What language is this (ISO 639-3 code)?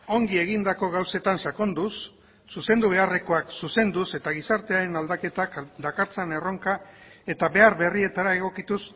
eus